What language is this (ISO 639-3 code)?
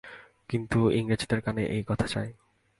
ben